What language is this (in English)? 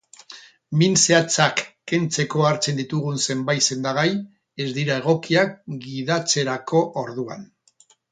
Basque